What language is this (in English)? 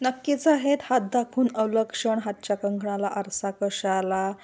Marathi